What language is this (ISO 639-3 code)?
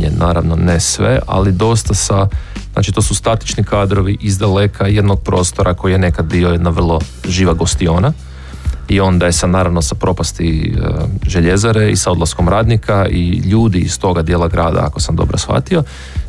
hrv